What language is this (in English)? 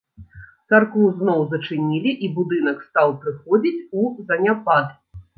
Belarusian